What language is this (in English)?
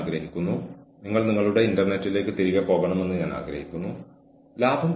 Malayalam